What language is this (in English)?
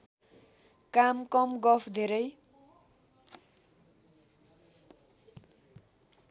Nepali